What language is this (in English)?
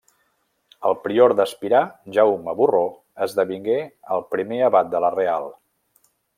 Catalan